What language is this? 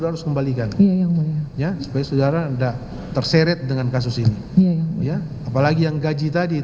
Indonesian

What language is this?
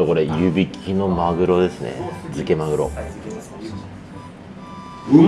Japanese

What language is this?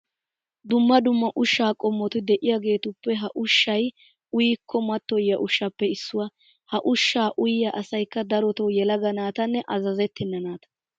Wolaytta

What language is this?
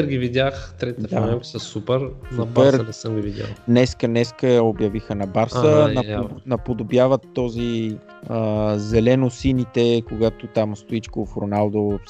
Bulgarian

